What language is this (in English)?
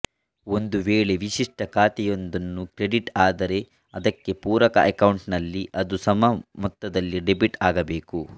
Kannada